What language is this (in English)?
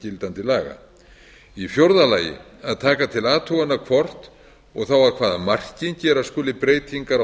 Icelandic